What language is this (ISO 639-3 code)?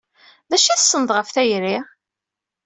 kab